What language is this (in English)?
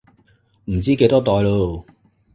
Cantonese